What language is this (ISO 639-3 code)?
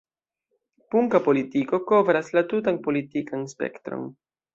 epo